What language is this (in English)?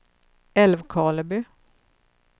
Swedish